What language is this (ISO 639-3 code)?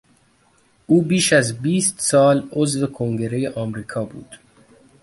fas